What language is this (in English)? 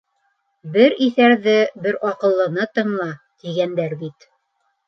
Bashkir